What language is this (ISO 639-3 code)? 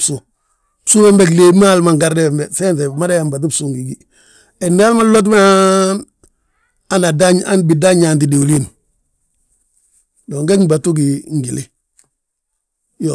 bjt